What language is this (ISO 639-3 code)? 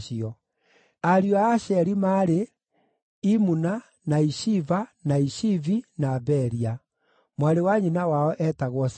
kik